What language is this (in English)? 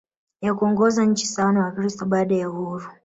Swahili